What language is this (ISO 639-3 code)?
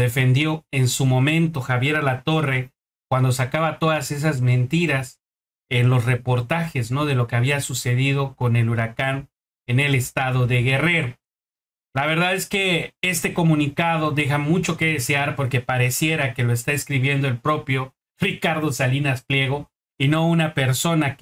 spa